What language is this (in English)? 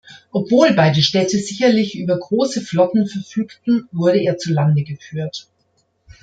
German